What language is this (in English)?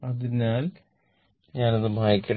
Malayalam